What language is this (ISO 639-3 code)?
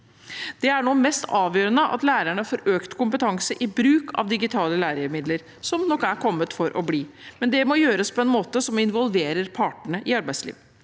nor